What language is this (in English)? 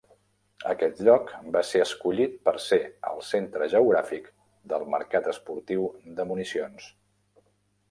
Catalan